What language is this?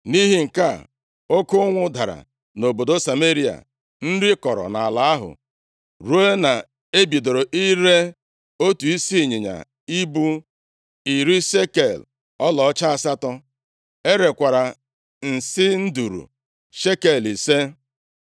Igbo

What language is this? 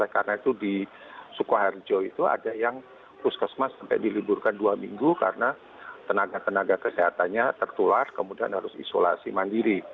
Indonesian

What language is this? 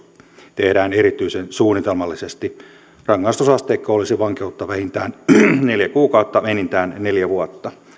Finnish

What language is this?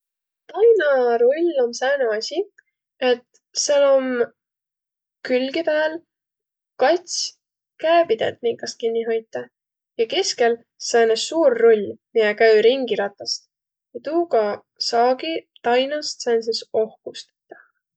Võro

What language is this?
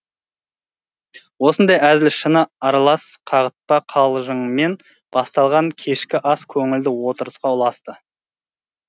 Kazakh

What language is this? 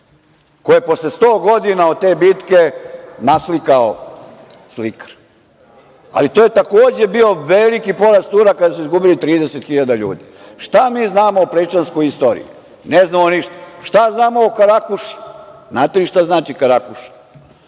Serbian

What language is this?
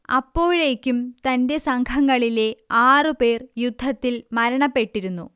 Malayalam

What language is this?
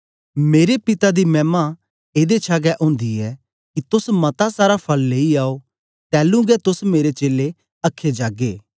Dogri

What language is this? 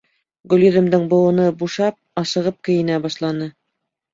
Bashkir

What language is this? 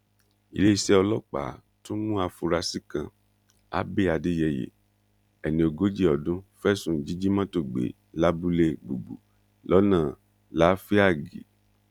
Yoruba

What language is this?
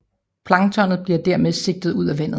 Danish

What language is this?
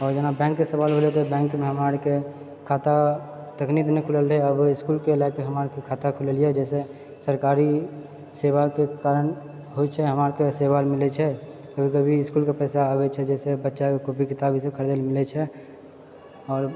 Maithili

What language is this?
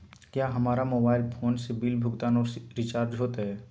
Magahi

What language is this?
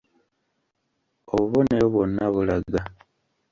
Ganda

